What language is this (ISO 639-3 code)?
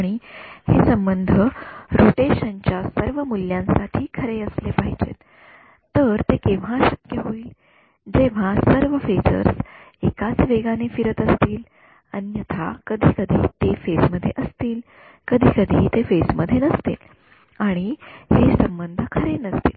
mar